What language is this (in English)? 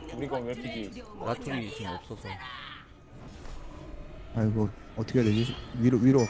Korean